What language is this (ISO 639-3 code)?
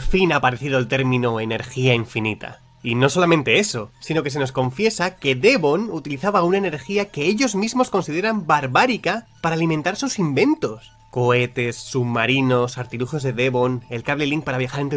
spa